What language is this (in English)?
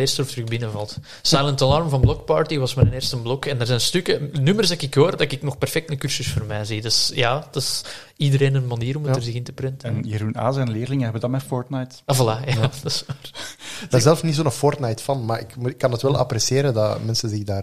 Dutch